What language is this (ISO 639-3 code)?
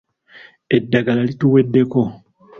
lug